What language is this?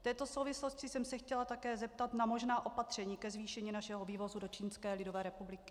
Czech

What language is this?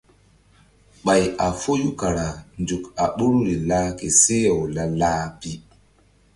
Mbum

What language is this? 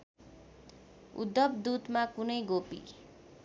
Nepali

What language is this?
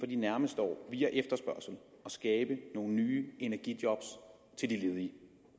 Danish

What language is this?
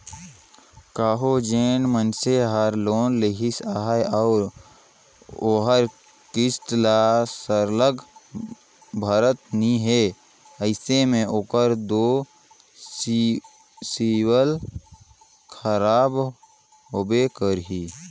Chhattisgarhi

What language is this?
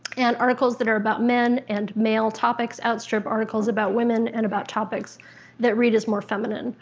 English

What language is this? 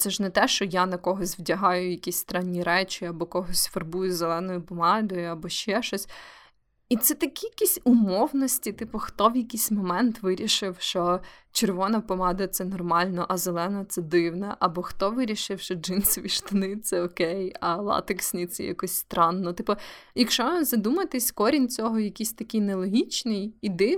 Ukrainian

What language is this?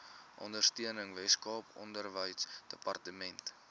Afrikaans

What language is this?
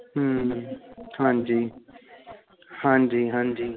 Punjabi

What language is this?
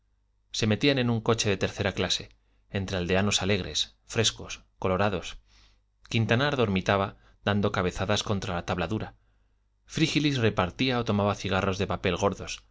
Spanish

